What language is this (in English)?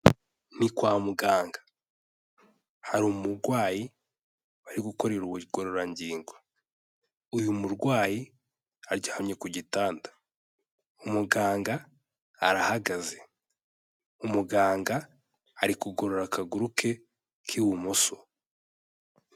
Kinyarwanda